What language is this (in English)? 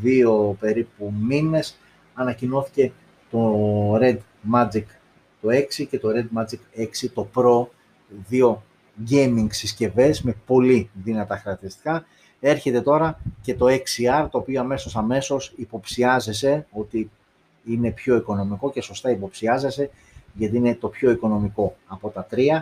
Greek